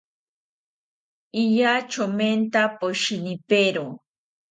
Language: South Ucayali Ashéninka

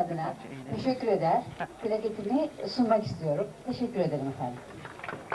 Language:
Turkish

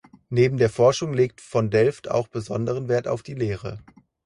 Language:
German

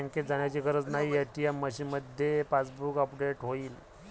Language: Marathi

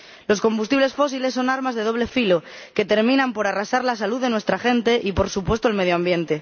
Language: Spanish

